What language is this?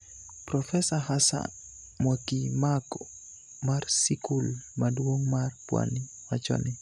Luo (Kenya and Tanzania)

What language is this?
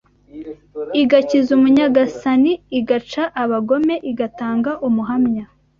Kinyarwanda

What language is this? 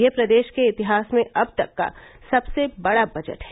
Hindi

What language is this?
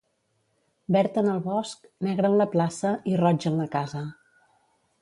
Catalan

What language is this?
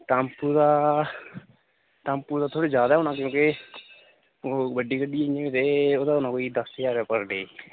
Dogri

